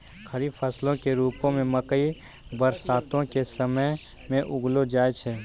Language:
Maithili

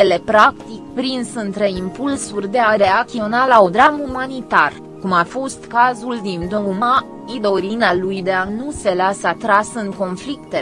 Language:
Romanian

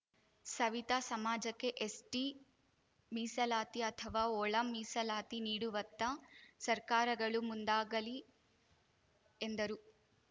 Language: Kannada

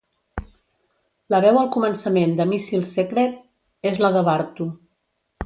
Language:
Catalan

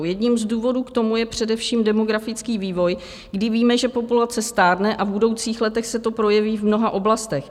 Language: Czech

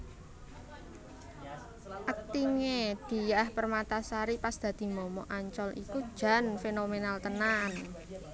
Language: Javanese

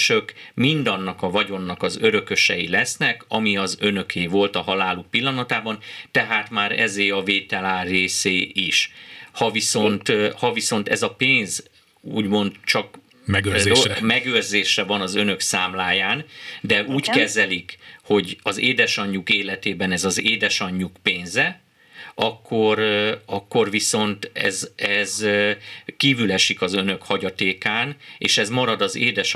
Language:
Hungarian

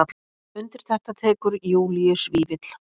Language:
Icelandic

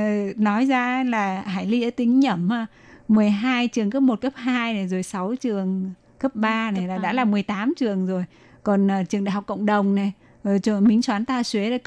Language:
Vietnamese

